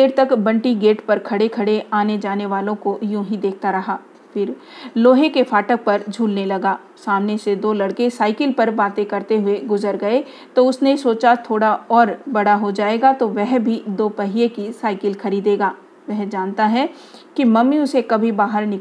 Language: Hindi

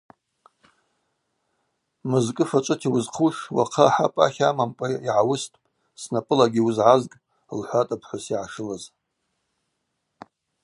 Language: Abaza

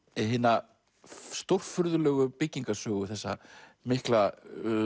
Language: Icelandic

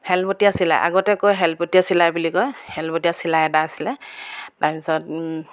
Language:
Assamese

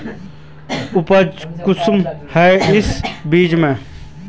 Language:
Magahi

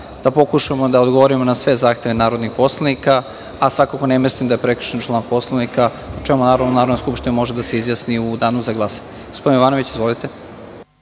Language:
Serbian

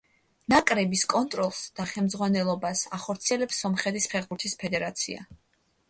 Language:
Georgian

